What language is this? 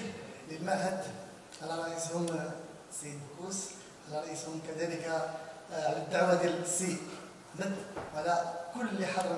Arabic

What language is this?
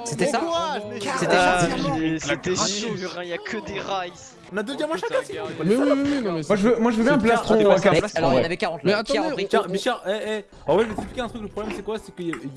French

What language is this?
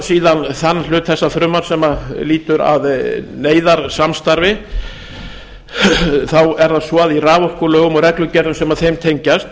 Icelandic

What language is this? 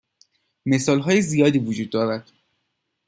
Persian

